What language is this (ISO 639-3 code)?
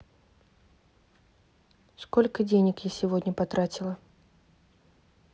rus